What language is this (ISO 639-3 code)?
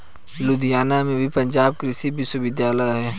hin